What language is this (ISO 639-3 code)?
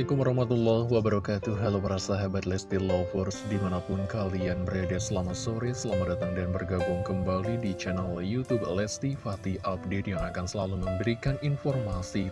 ind